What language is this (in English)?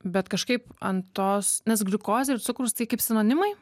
Lithuanian